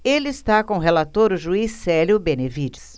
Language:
Portuguese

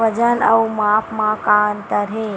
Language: Chhattisgarhi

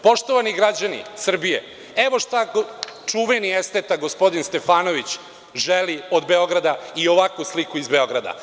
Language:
Serbian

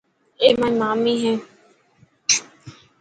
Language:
Dhatki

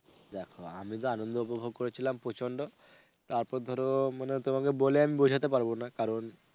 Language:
Bangla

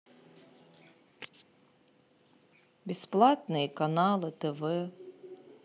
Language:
Russian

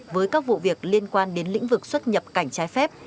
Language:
Vietnamese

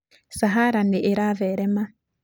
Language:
Kikuyu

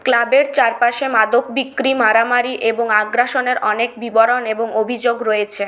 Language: Bangla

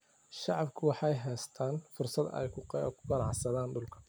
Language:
Somali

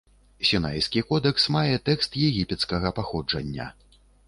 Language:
Belarusian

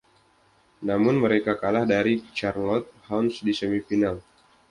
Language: Indonesian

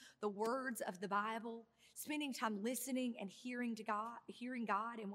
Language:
English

